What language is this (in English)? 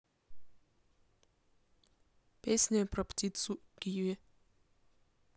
Russian